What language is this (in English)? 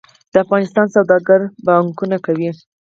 Pashto